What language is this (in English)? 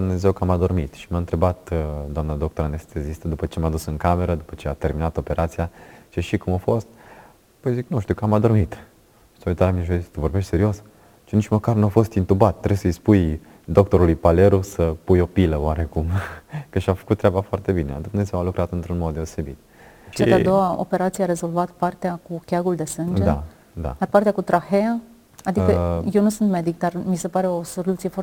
Romanian